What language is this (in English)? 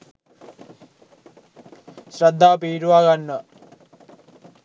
Sinhala